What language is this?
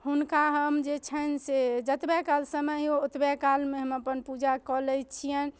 Maithili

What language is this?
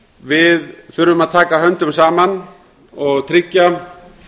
Icelandic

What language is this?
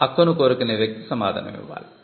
Telugu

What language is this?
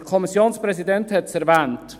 Swiss German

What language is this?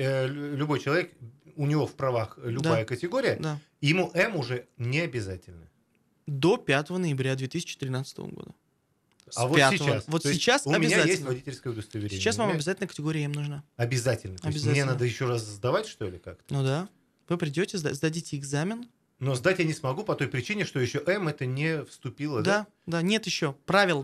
Russian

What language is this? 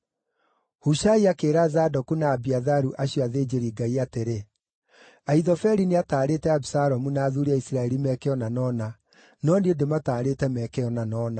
Kikuyu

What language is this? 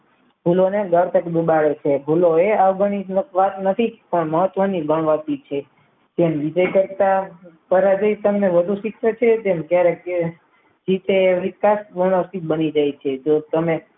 Gujarati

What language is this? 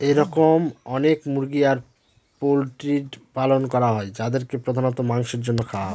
Bangla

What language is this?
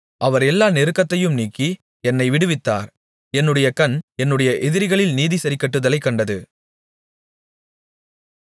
Tamil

